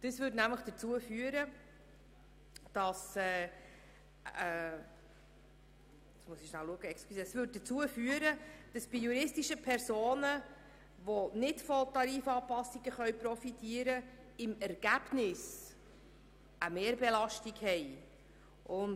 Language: Swiss German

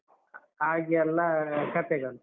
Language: Kannada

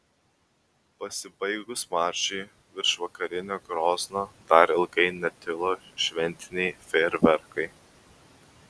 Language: Lithuanian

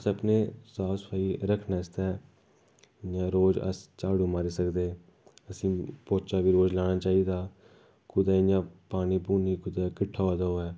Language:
Dogri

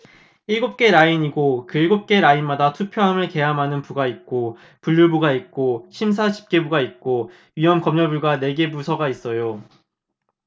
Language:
Korean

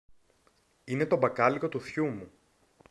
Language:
Greek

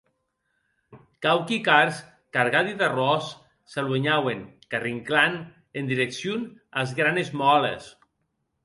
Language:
Occitan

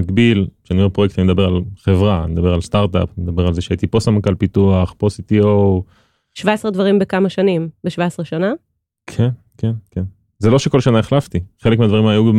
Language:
Hebrew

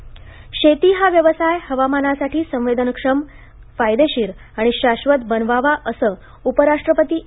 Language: Marathi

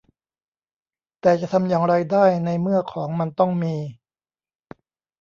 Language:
Thai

